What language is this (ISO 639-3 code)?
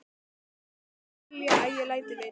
isl